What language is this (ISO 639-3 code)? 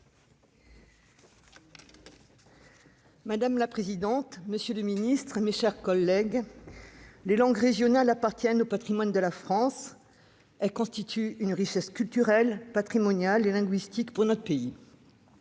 fra